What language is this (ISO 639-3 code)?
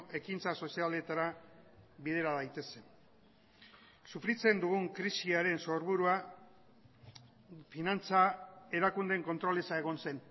eus